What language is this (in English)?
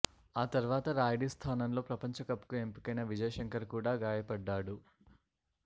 Telugu